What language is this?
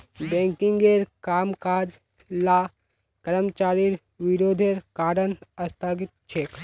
Magahi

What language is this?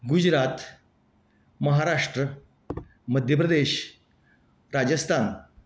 Konkani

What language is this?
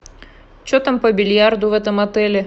Russian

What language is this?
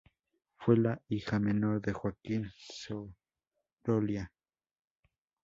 Spanish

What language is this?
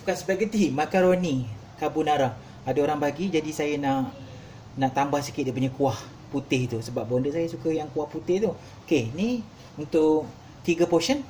Malay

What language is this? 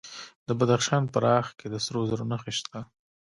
Pashto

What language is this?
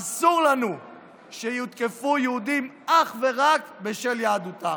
Hebrew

